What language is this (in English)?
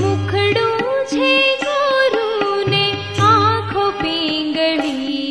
Gujarati